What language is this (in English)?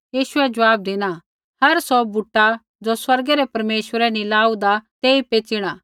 Kullu Pahari